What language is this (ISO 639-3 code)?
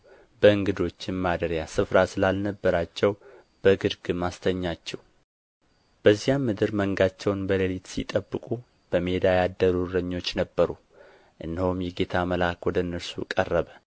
amh